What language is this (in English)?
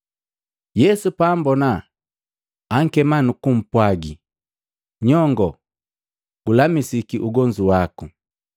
Matengo